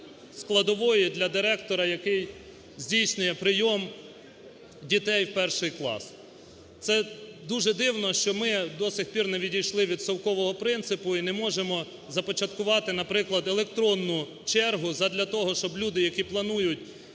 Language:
Ukrainian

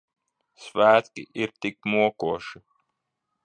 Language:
Latvian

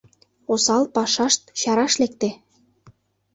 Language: Mari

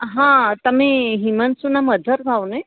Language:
Gujarati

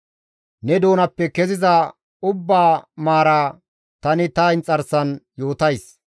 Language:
Gamo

